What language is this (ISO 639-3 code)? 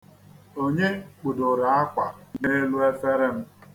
ibo